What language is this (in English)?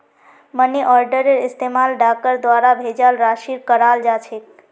Magahi